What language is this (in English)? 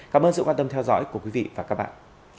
Vietnamese